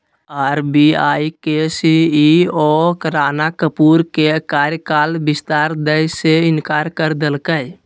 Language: Magahi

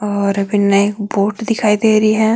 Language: Marwari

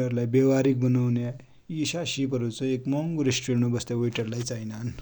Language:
Dotyali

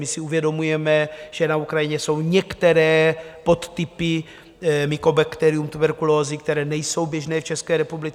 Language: Czech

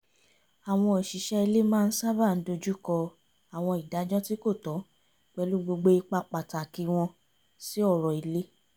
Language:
Yoruba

